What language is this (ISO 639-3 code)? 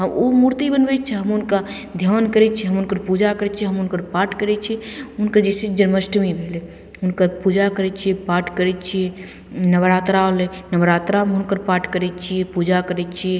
mai